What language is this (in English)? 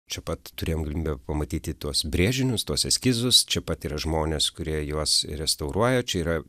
Lithuanian